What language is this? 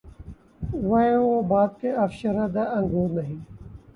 Urdu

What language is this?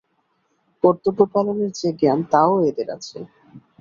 Bangla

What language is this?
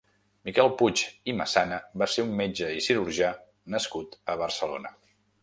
Catalan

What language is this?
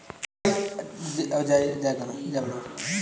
Hindi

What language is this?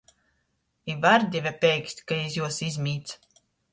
Latgalian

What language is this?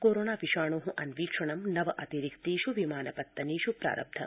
Sanskrit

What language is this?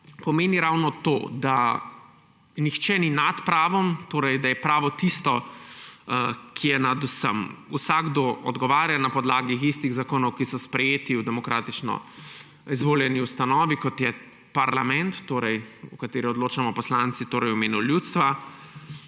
Slovenian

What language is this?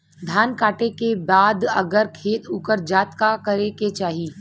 Bhojpuri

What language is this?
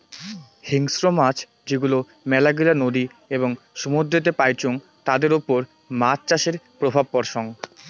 Bangla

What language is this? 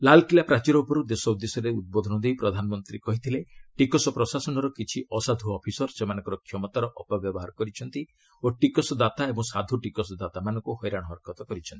Odia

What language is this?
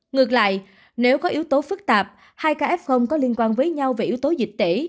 Vietnamese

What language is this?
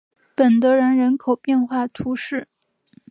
Chinese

